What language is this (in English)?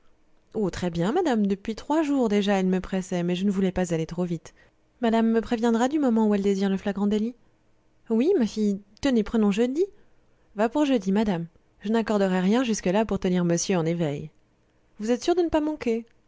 French